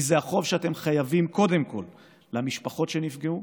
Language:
Hebrew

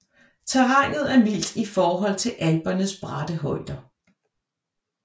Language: Danish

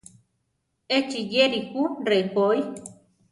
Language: Central Tarahumara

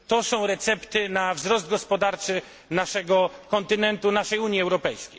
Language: Polish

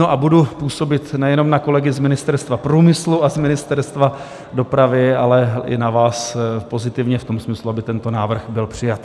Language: Czech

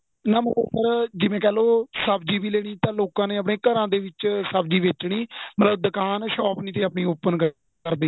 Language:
Punjabi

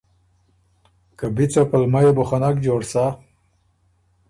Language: Ormuri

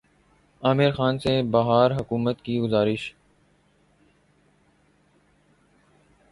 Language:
Urdu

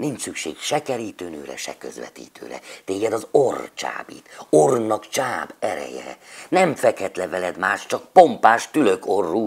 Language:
Hungarian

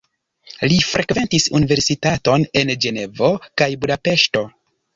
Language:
Esperanto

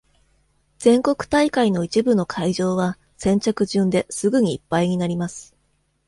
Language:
Japanese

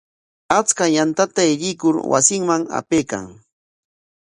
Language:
Corongo Ancash Quechua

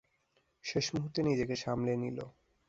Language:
Bangla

